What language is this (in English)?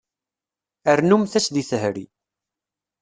Kabyle